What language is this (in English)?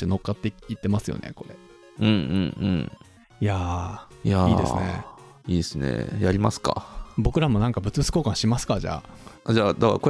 Japanese